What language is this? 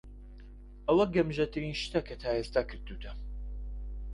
Central Kurdish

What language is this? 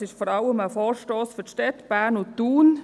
Swiss German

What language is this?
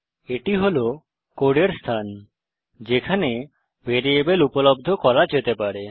Bangla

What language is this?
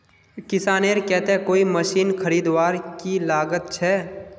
Magahi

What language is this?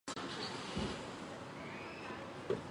Chinese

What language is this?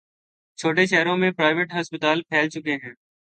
Urdu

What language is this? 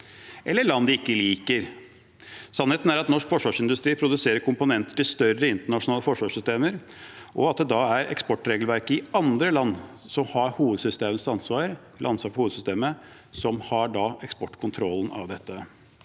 Norwegian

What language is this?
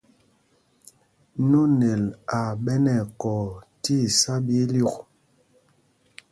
Mpumpong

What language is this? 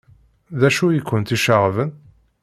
Kabyle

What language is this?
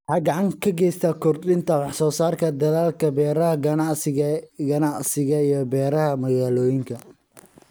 Somali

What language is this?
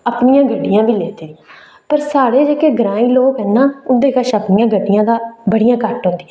Dogri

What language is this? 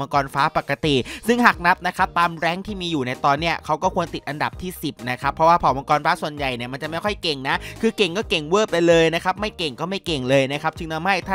Thai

